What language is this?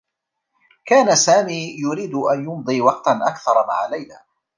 Arabic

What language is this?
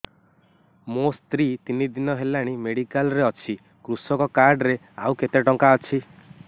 Odia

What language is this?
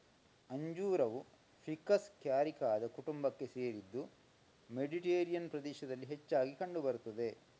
Kannada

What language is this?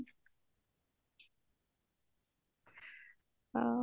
Odia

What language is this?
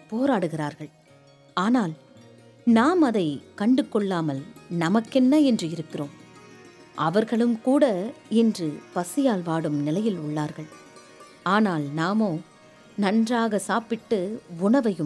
Tamil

